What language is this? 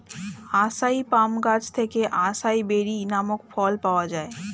Bangla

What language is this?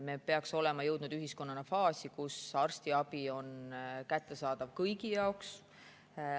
Estonian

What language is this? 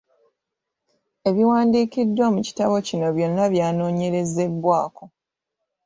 Ganda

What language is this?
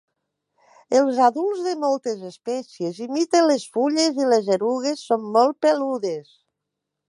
Catalan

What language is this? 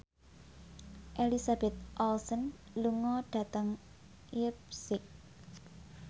Javanese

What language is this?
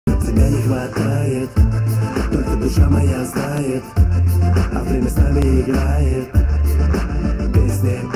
Russian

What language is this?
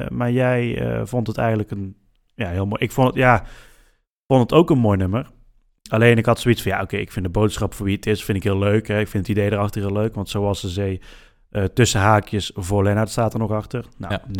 Dutch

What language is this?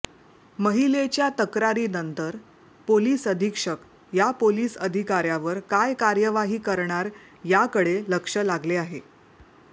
Marathi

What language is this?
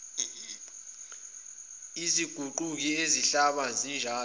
Zulu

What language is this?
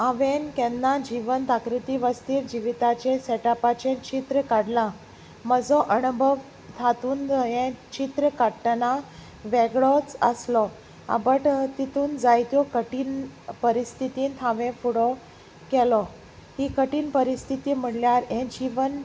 Konkani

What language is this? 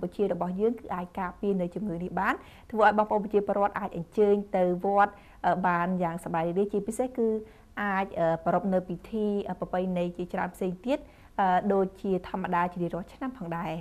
Thai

